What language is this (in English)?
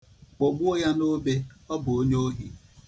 Igbo